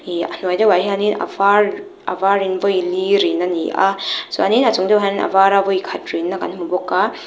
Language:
Mizo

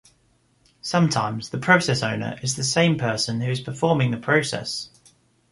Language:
English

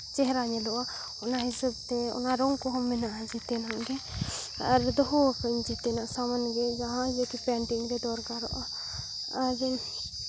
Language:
Santali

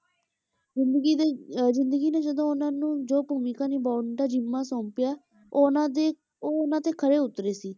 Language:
Punjabi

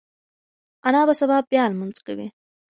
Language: Pashto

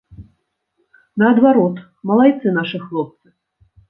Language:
Belarusian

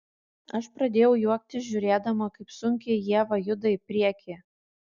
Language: Lithuanian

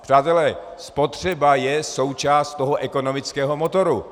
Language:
Czech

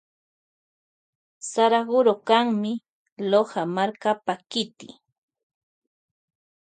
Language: Loja Highland Quichua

